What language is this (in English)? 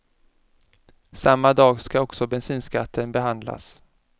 Swedish